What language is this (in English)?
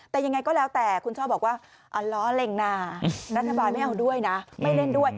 Thai